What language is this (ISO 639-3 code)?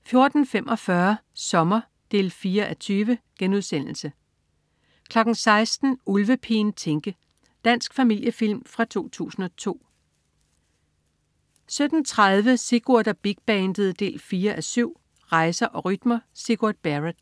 dan